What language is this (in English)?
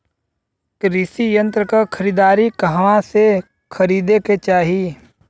Bhojpuri